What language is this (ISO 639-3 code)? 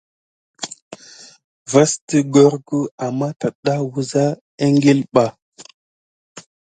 gid